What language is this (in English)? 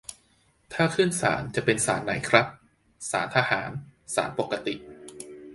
Thai